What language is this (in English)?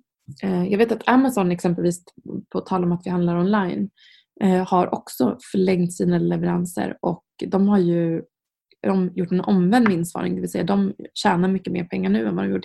Swedish